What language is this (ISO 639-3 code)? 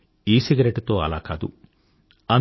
tel